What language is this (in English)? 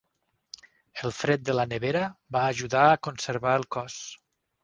Catalan